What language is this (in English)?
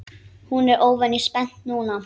Icelandic